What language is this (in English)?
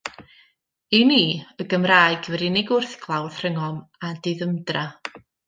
Welsh